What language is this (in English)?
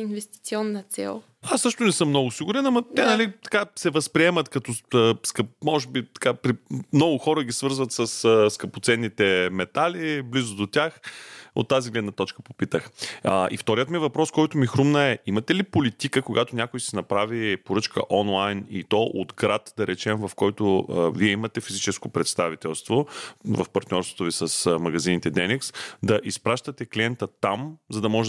Bulgarian